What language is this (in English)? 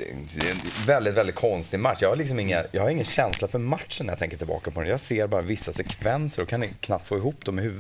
Swedish